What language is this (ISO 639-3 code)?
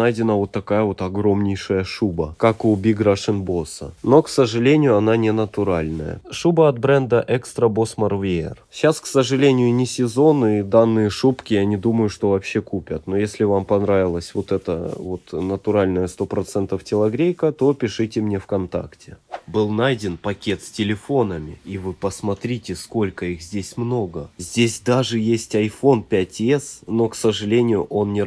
rus